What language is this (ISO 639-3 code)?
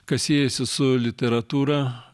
lit